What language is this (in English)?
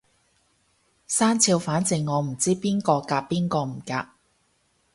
Cantonese